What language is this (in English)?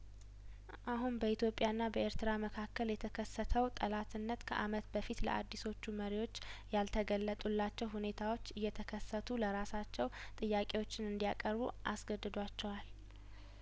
Amharic